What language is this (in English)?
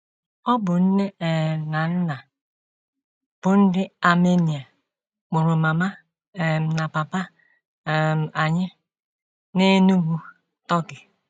Igbo